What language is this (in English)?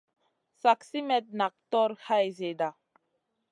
Masana